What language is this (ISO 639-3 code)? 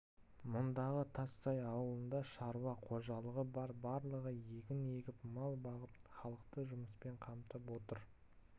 kaz